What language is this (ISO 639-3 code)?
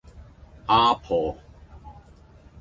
yue